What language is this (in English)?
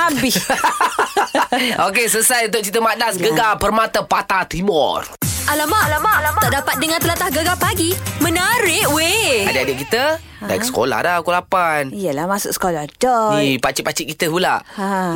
Malay